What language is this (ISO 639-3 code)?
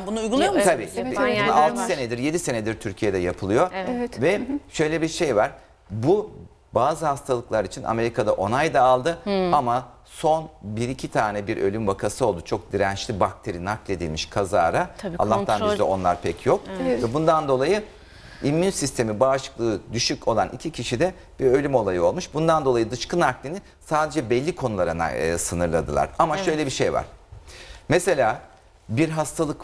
tur